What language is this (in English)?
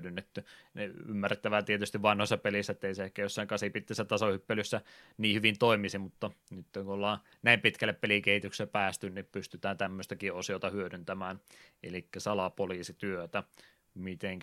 Finnish